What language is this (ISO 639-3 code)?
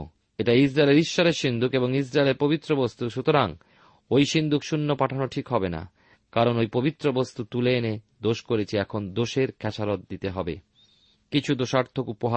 ben